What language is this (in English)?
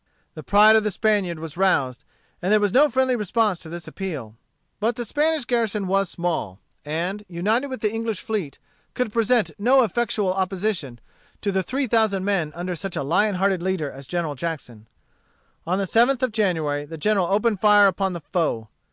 English